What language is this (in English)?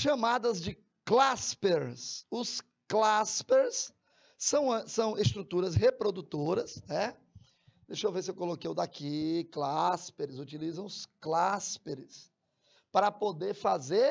Portuguese